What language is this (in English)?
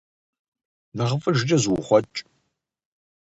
Kabardian